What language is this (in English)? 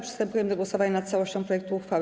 Polish